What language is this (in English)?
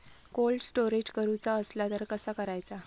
Marathi